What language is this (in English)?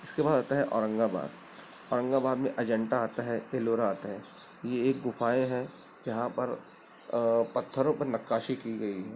Urdu